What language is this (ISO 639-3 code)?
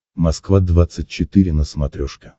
rus